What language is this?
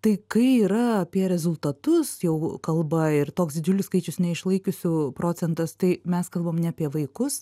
Lithuanian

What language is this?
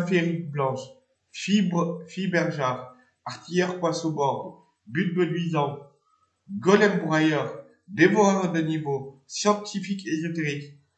French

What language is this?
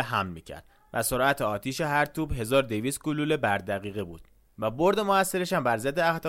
Persian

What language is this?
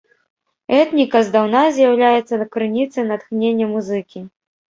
Belarusian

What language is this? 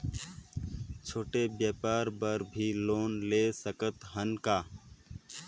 Chhattisgarhi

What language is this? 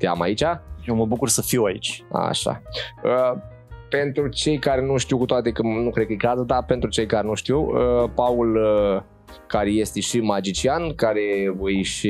Romanian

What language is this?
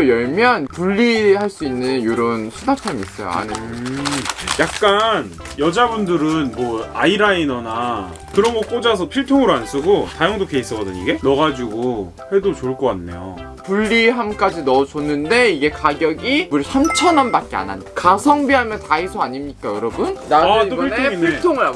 Korean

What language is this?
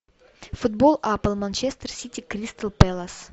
Russian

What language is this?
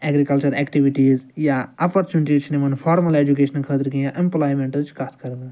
Kashmiri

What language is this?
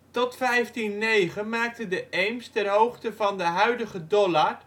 Dutch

